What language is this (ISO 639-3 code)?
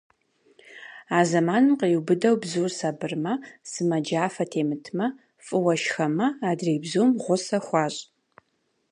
kbd